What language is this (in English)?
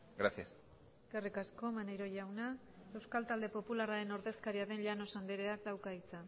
Basque